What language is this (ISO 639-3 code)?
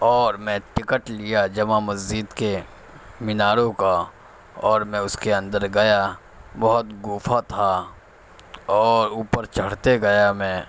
urd